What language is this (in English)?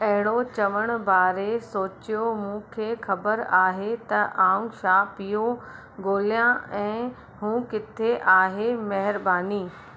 Sindhi